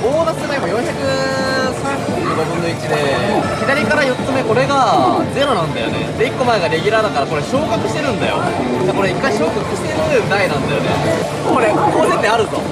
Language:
Japanese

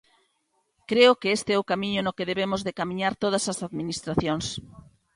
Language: Galician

